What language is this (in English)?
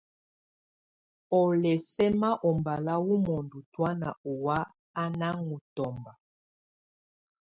Tunen